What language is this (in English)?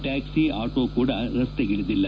Kannada